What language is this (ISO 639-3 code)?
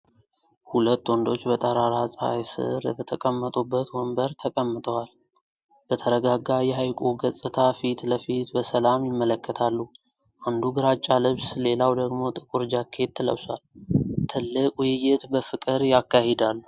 amh